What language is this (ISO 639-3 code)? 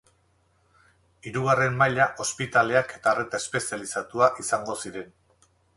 eus